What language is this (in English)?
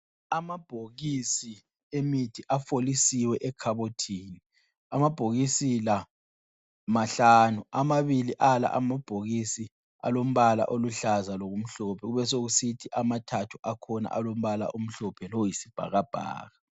North Ndebele